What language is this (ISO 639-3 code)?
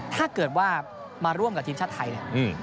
tha